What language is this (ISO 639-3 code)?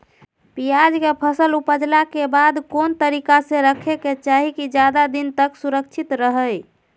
mag